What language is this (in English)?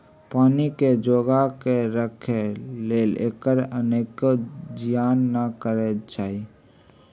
Magahi